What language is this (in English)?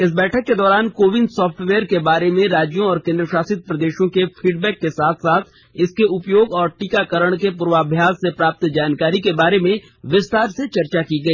Hindi